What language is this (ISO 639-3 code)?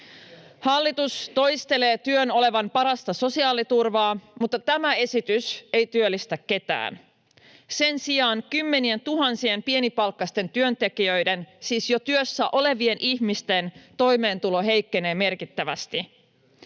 fin